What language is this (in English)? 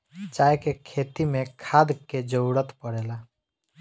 Bhojpuri